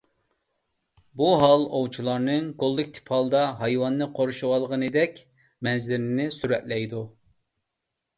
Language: Uyghur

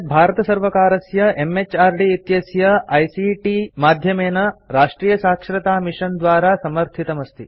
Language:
Sanskrit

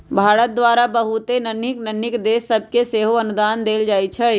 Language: Magahi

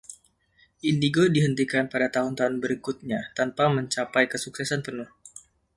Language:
Indonesian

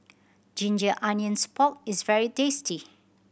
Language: English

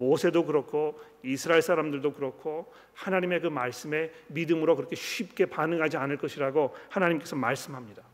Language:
Korean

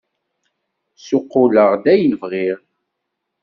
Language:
Kabyle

